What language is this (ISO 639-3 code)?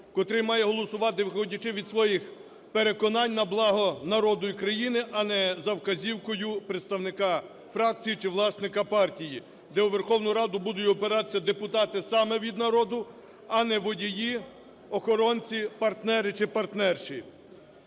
ukr